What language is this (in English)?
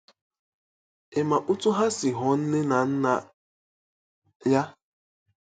Igbo